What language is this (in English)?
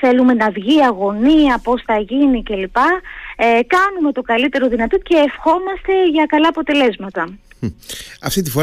Greek